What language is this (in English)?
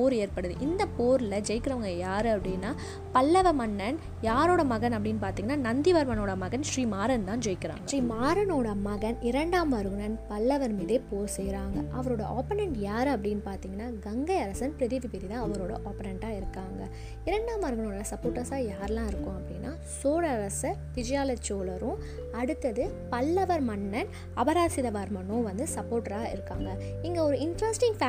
Tamil